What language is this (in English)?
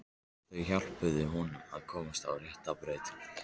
Icelandic